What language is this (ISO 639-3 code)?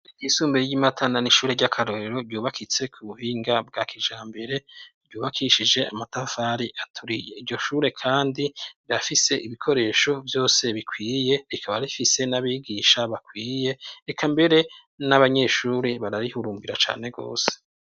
run